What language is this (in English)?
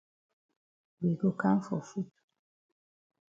Cameroon Pidgin